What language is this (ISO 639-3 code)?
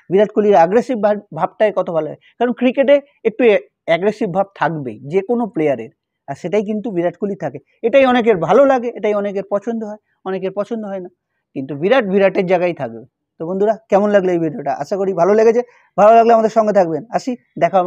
ben